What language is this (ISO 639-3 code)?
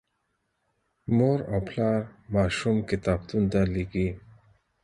pus